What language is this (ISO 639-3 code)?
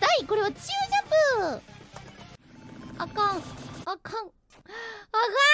jpn